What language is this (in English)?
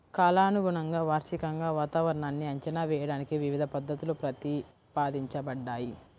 Telugu